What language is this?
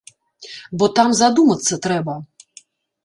Belarusian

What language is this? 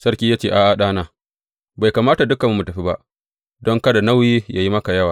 Hausa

